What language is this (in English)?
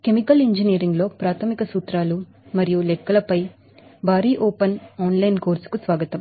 Telugu